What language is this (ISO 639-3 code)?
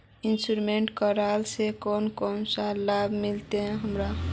mag